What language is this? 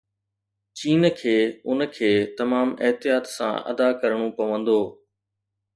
Sindhi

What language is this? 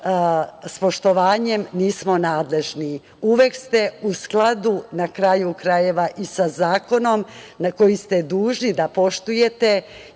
Serbian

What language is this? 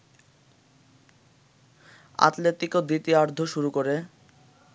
Bangla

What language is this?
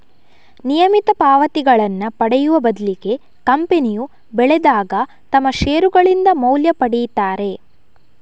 Kannada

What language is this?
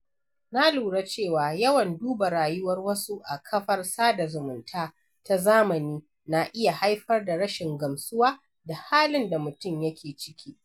Hausa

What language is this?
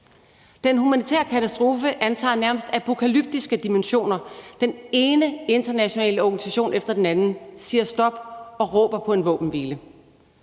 Danish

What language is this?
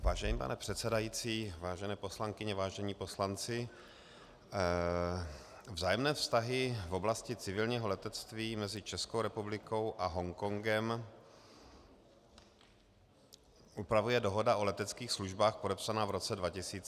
Czech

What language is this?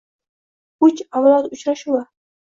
Uzbek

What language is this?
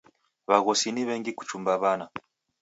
Taita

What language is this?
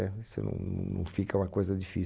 Portuguese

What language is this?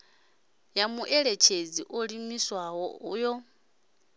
Venda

